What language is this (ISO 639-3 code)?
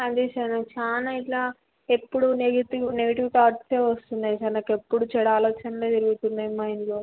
tel